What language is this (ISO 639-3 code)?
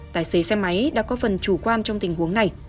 vie